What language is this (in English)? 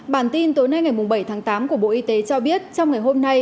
Vietnamese